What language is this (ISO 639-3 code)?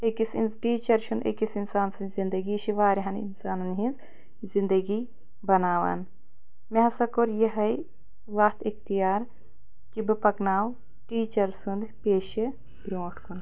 kas